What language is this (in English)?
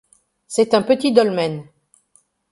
French